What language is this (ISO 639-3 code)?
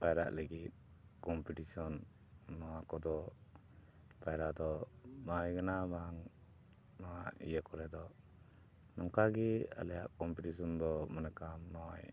sat